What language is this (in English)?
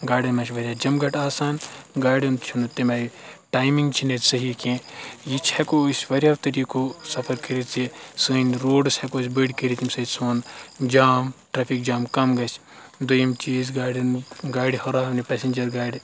Kashmiri